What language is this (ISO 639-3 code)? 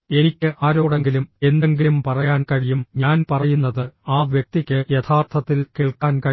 mal